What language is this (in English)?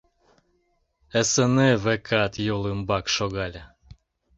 Mari